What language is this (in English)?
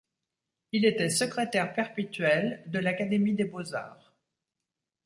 French